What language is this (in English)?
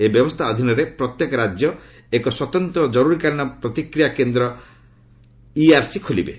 Odia